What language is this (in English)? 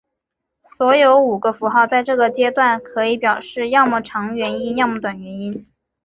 Chinese